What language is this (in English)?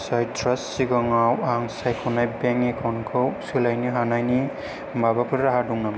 Bodo